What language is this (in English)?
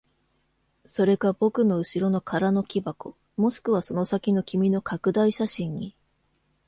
Japanese